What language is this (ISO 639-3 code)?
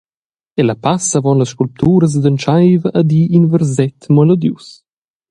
roh